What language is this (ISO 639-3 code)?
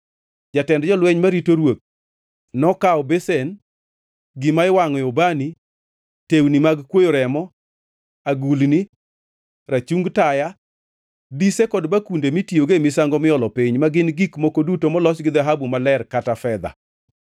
luo